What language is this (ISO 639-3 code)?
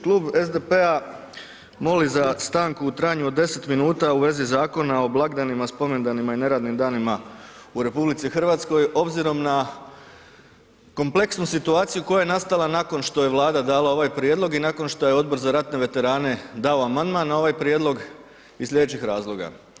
hrv